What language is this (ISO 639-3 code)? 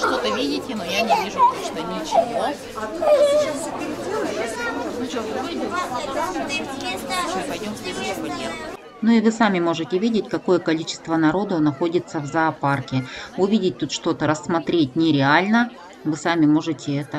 rus